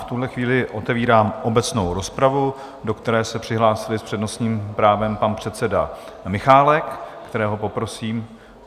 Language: Czech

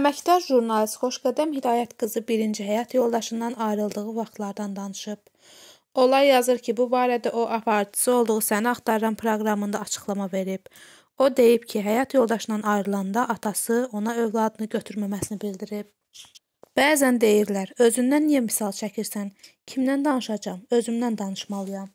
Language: Turkish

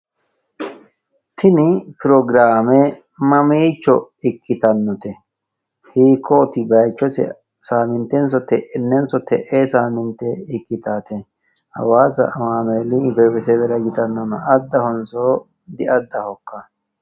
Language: Sidamo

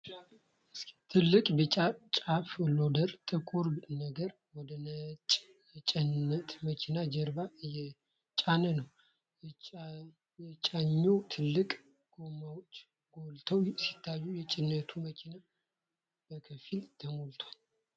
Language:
Amharic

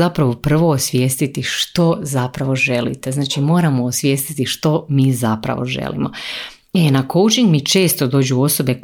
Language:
Croatian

